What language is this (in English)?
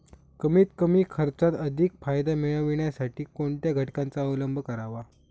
Marathi